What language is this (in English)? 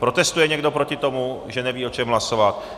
Czech